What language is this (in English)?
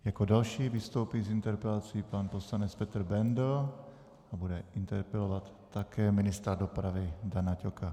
Czech